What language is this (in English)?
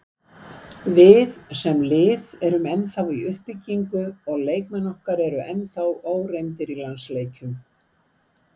Icelandic